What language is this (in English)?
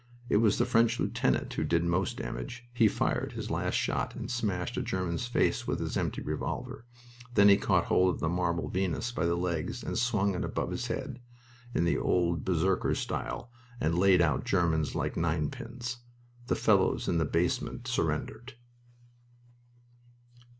English